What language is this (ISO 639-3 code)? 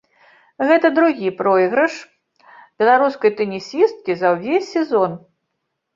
bel